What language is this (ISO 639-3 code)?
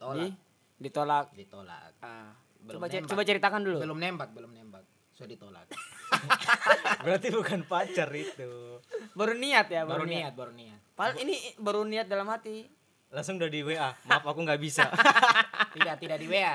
ind